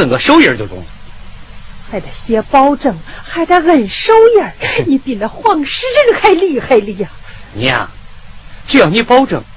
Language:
Chinese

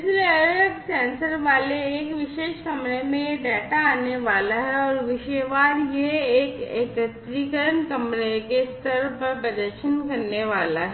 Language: Hindi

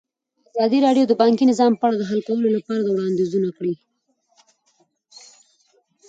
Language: Pashto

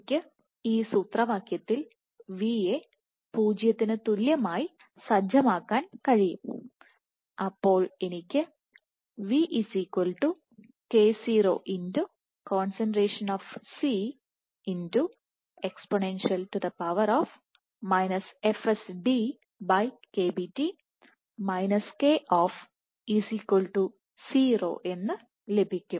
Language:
Malayalam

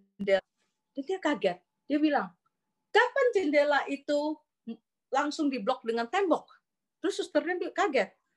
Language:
Indonesian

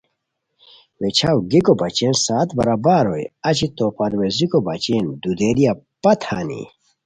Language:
Khowar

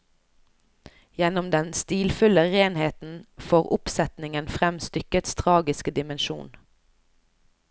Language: Norwegian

